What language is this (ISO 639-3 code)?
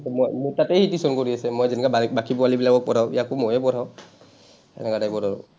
asm